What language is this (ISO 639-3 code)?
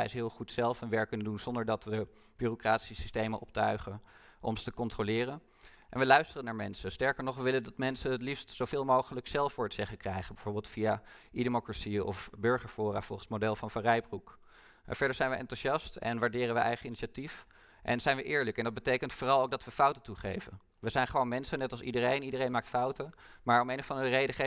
nld